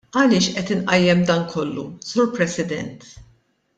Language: Maltese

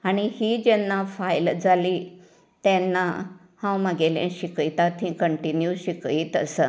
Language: Konkani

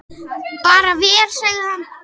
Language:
Icelandic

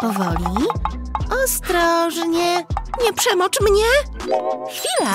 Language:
Polish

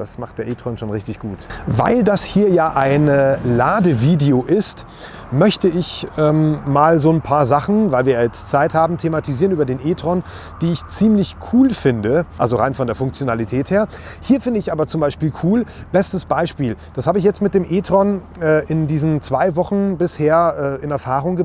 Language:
German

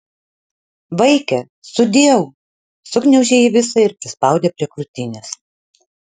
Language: Lithuanian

